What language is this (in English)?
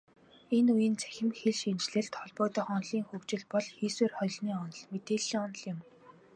Mongolian